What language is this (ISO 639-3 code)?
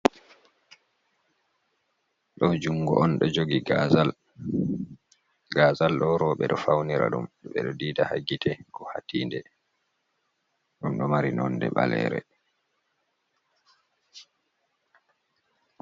ful